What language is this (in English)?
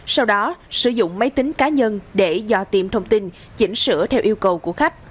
Vietnamese